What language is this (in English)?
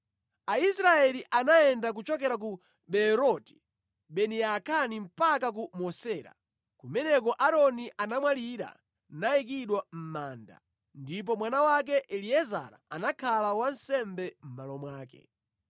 Nyanja